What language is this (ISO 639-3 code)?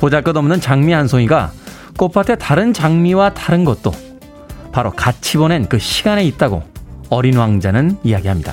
kor